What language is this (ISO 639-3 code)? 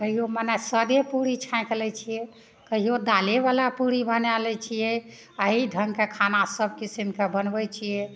mai